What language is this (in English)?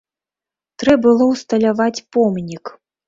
Belarusian